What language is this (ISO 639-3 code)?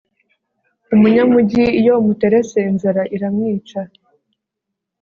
kin